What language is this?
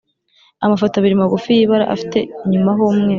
Kinyarwanda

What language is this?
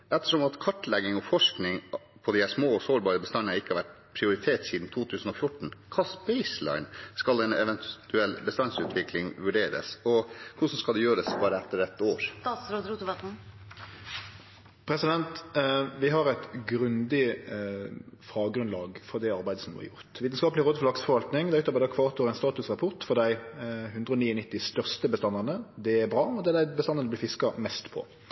Norwegian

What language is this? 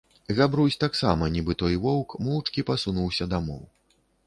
Belarusian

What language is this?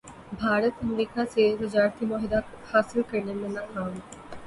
Urdu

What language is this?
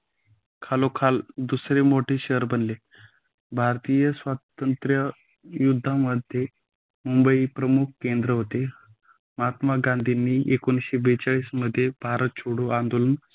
Marathi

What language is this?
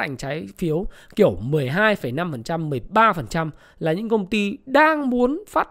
Vietnamese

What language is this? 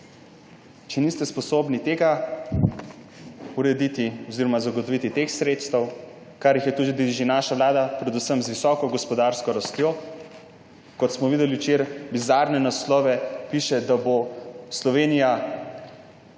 Slovenian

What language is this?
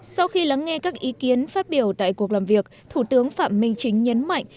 Vietnamese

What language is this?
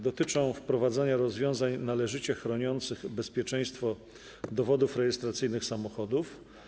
Polish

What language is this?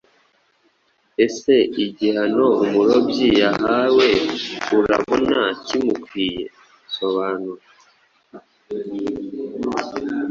Kinyarwanda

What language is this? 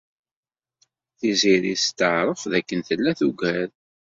Kabyle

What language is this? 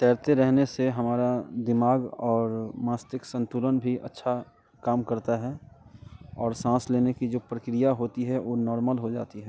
Hindi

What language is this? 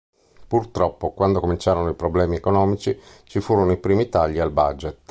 Italian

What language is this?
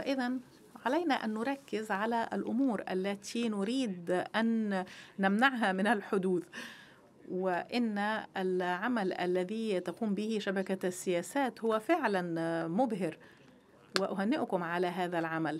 Arabic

